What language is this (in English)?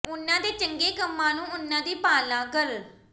Punjabi